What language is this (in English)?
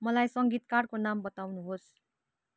Nepali